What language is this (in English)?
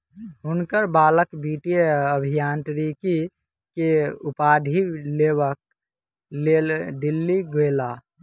Maithili